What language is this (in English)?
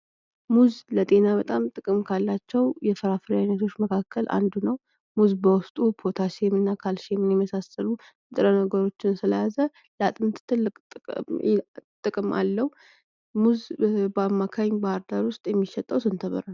Amharic